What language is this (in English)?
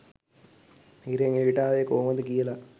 Sinhala